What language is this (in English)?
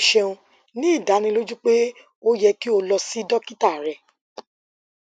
Yoruba